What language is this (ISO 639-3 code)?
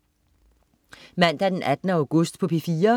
dan